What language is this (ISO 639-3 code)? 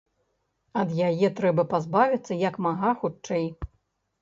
bel